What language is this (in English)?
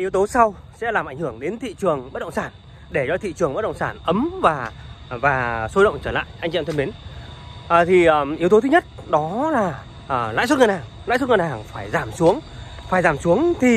Vietnamese